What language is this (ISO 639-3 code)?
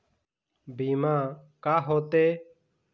hne